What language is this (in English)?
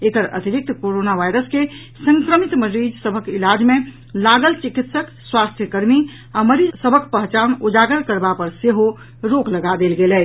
Maithili